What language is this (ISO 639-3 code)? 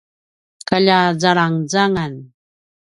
pwn